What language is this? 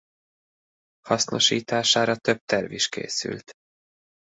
Hungarian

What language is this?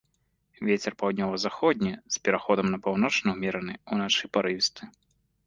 Belarusian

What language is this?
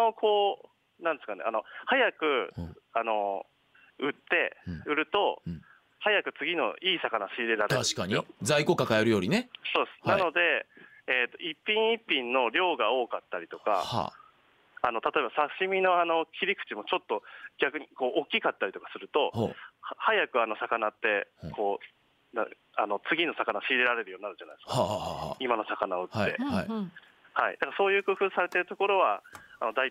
Japanese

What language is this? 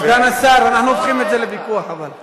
Hebrew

